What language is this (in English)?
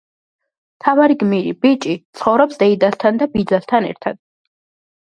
Georgian